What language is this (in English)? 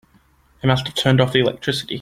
English